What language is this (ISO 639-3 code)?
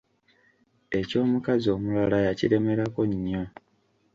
lug